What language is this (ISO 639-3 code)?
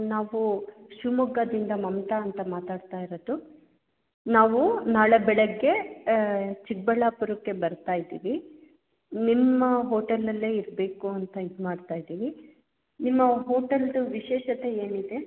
kan